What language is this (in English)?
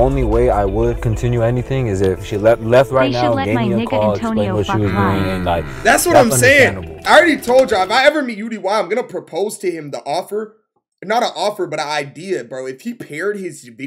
English